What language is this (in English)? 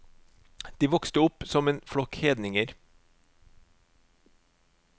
Norwegian